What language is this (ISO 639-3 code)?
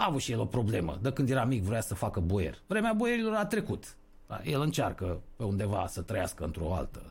ron